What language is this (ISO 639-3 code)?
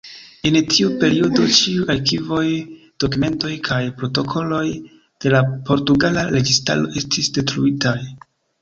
epo